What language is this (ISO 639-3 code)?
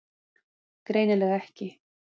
isl